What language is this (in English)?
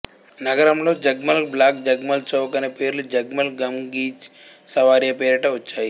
Telugu